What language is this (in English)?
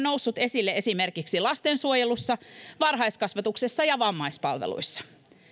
Finnish